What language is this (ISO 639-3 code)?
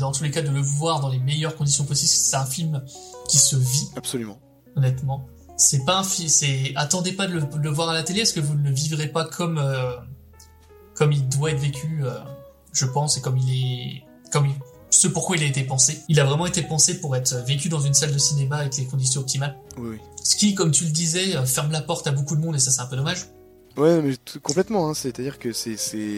fra